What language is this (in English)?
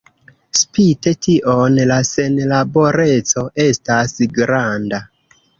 Esperanto